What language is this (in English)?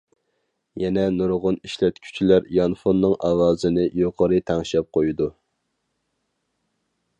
Uyghur